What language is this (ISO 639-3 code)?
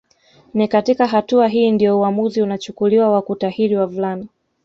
swa